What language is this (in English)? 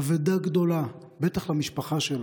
Hebrew